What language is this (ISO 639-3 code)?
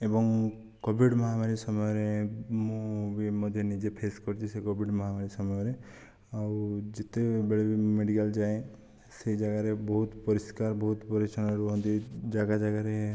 ori